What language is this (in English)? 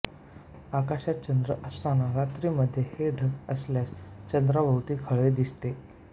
Marathi